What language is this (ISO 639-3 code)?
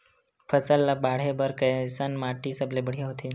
hne